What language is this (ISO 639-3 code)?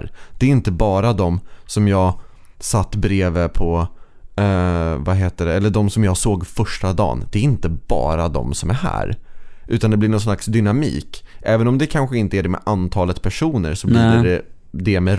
swe